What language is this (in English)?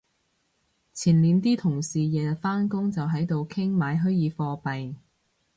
Cantonese